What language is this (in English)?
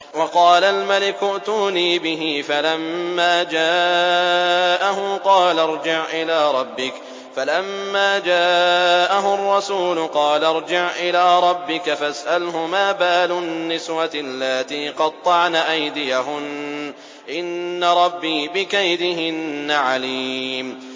Arabic